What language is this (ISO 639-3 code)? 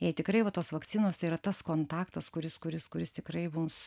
lit